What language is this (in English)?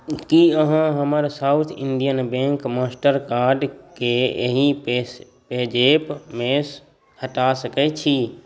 Maithili